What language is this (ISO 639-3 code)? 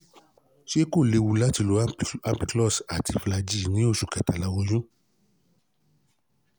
yor